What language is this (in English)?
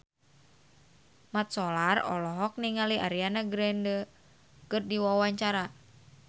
Sundanese